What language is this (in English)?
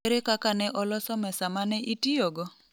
Luo (Kenya and Tanzania)